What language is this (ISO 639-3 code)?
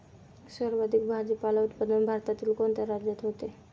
mar